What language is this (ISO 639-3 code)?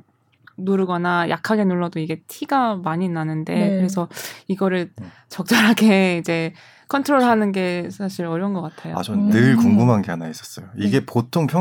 kor